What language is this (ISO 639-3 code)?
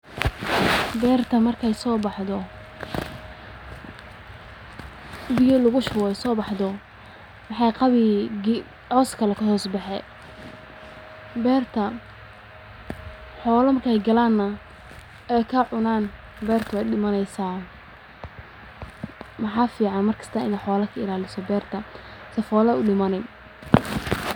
som